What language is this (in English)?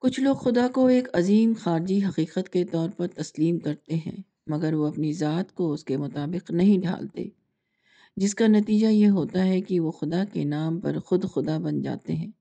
Urdu